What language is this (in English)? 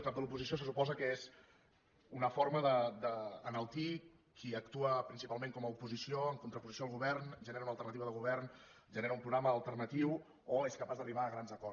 Catalan